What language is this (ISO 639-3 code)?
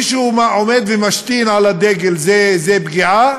heb